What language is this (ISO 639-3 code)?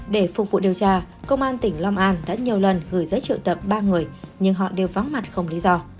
vie